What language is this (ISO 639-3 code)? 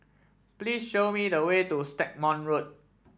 eng